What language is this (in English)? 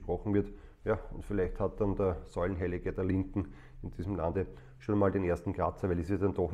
German